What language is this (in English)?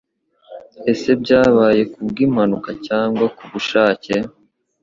Kinyarwanda